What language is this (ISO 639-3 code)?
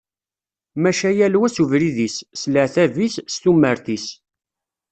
kab